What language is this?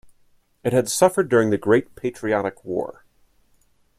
English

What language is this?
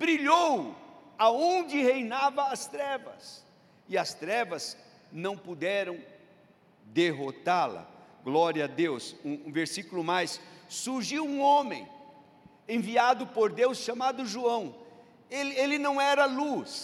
Portuguese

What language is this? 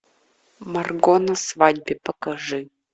Russian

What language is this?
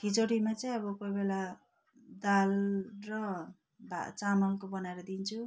Nepali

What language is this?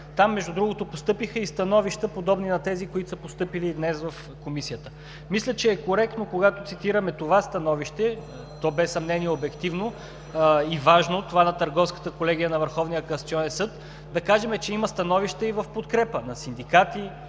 Bulgarian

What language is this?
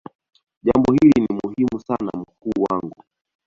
Swahili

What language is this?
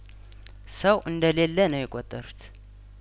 Amharic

